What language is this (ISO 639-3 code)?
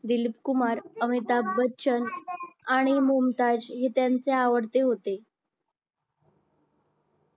mar